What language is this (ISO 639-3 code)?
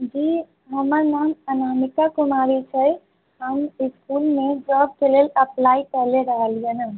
mai